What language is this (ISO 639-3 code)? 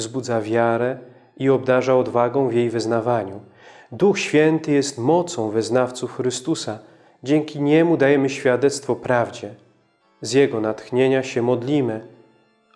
pol